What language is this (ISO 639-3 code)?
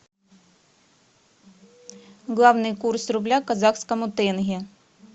rus